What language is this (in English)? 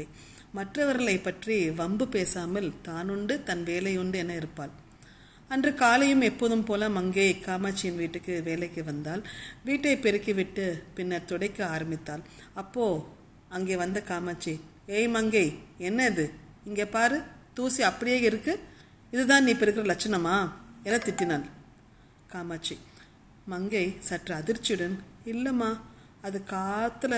Tamil